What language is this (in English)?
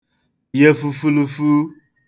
Igbo